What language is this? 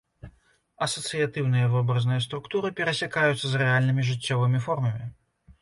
Belarusian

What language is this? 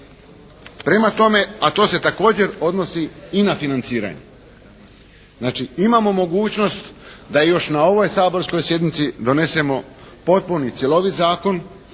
Croatian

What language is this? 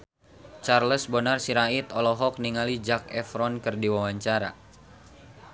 Sundanese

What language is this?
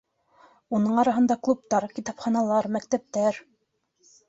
Bashkir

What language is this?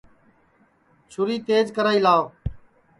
Sansi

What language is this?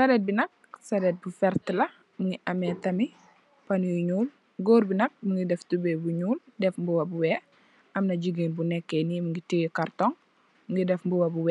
Wolof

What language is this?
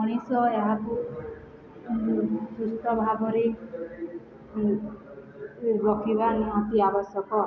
Odia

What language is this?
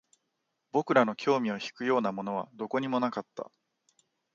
Japanese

